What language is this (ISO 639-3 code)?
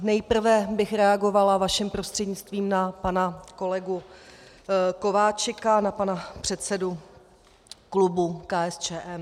ces